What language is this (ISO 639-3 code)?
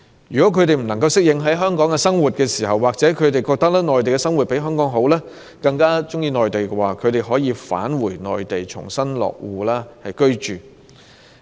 yue